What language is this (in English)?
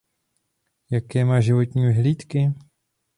Czech